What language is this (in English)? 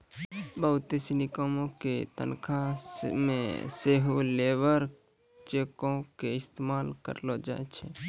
Maithili